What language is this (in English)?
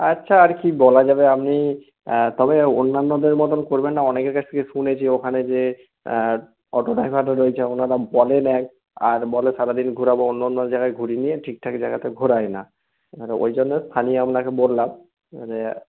Bangla